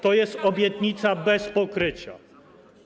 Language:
Polish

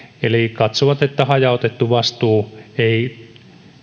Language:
Finnish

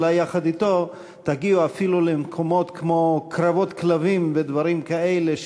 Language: Hebrew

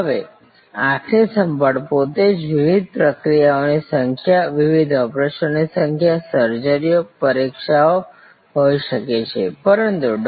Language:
Gujarati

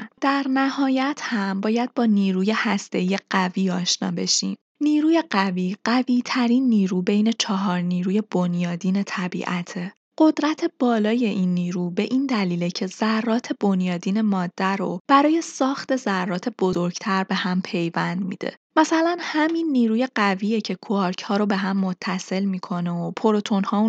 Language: Persian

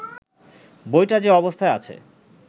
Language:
Bangla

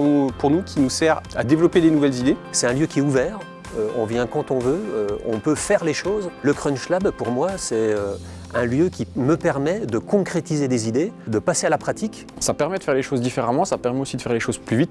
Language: French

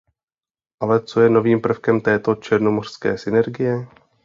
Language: Czech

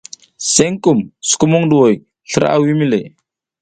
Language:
South Giziga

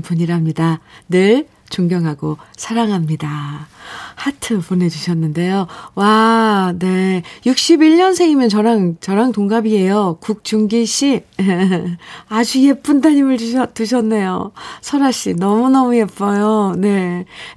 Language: Korean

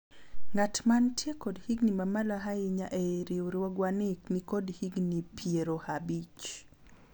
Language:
Luo (Kenya and Tanzania)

